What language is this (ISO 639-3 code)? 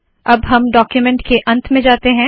hin